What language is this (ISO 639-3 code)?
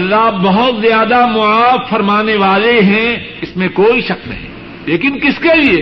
urd